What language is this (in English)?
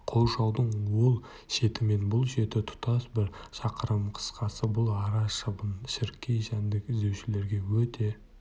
Kazakh